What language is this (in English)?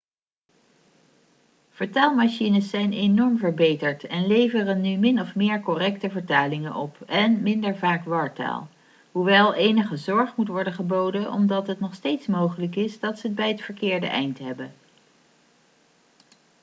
Dutch